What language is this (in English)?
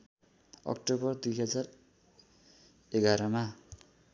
Nepali